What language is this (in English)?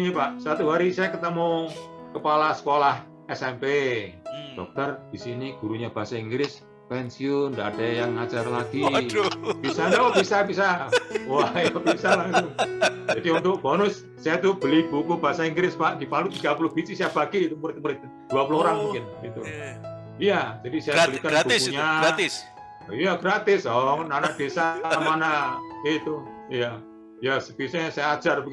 Indonesian